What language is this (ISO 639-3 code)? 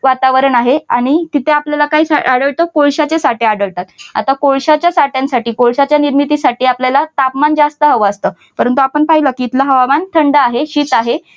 mar